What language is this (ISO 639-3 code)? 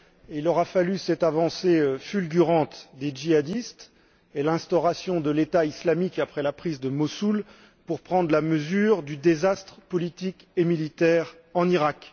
fra